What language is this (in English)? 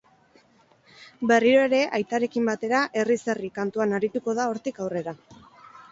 Basque